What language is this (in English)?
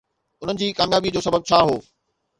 Sindhi